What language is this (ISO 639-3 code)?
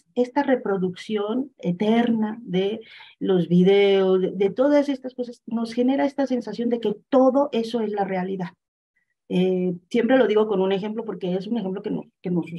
spa